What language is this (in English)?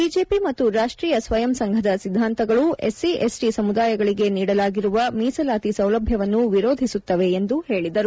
Kannada